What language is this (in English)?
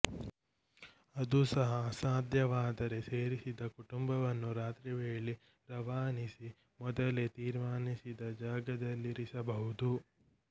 Kannada